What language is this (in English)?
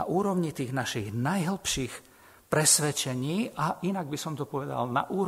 Slovak